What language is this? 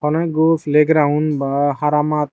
Chakma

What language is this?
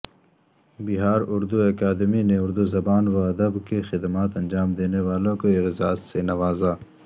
Urdu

